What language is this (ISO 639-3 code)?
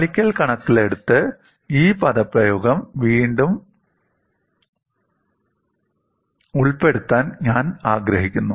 mal